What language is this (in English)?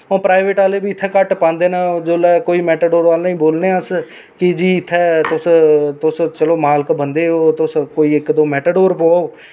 Dogri